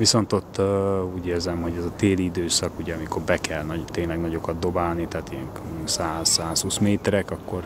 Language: Hungarian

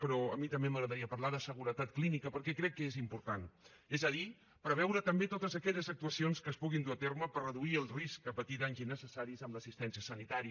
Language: Catalan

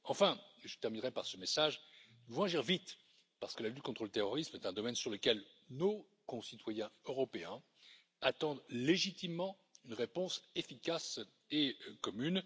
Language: French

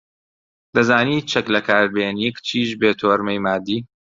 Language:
Central Kurdish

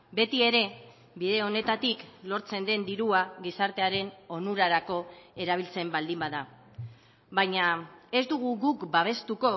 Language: Basque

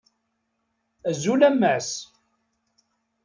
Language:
Kabyle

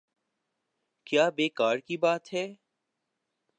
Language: Urdu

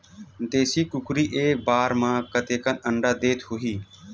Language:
Chhattisgarhi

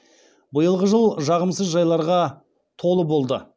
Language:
Kazakh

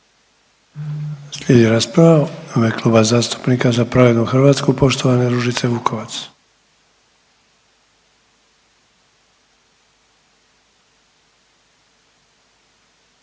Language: Croatian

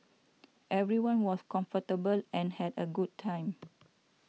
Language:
English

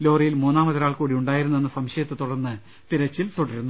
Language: Malayalam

